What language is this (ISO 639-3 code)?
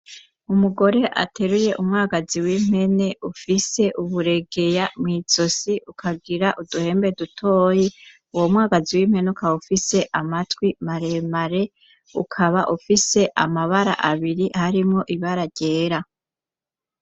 run